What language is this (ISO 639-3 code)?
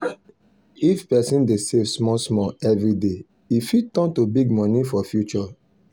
pcm